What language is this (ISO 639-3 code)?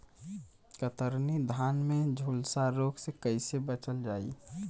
bho